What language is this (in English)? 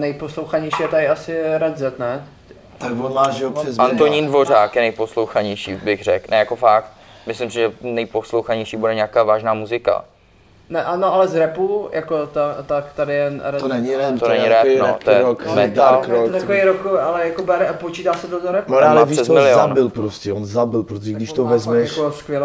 Czech